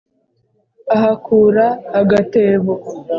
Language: Kinyarwanda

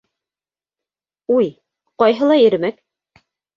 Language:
Bashkir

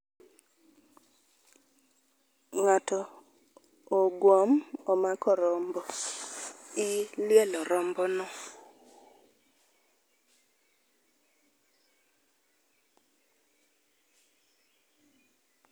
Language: Luo (Kenya and Tanzania)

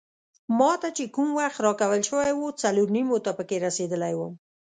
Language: Pashto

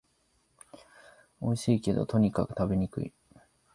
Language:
Japanese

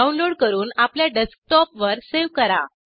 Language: Marathi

